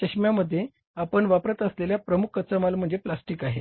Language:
Marathi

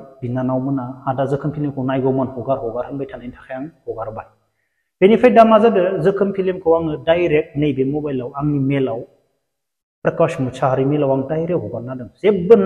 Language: Arabic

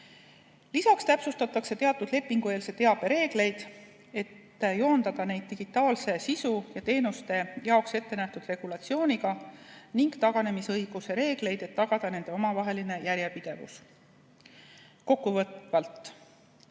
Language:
Estonian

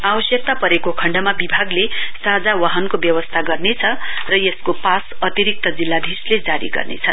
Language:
Nepali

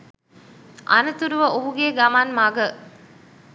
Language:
Sinhala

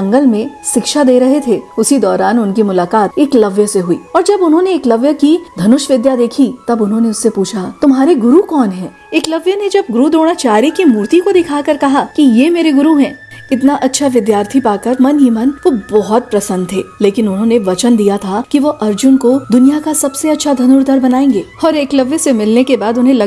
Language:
Hindi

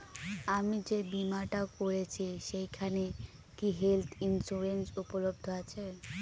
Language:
Bangla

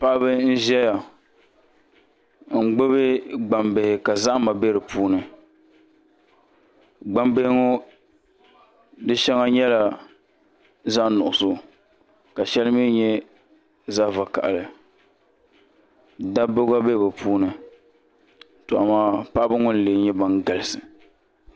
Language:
Dagbani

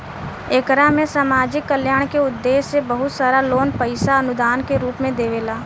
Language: Bhojpuri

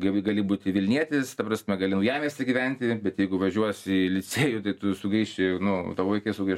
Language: Lithuanian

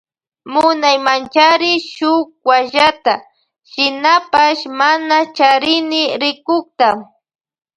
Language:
Loja Highland Quichua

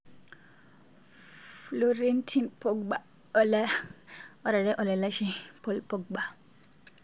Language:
Masai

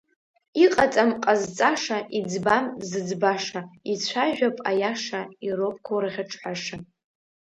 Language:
Abkhazian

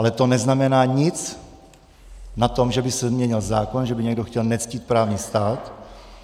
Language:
Czech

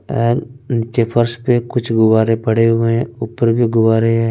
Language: Hindi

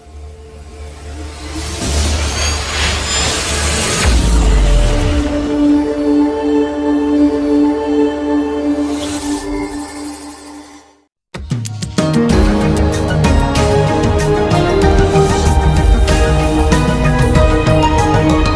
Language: Korean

